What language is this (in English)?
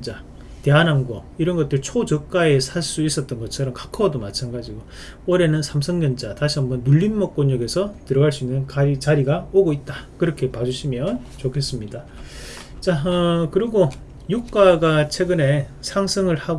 Korean